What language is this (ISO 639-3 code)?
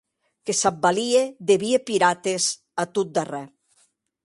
oci